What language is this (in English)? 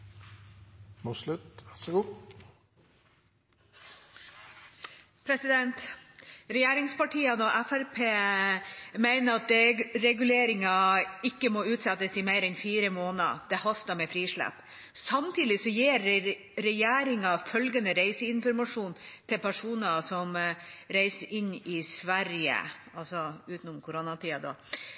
Norwegian Bokmål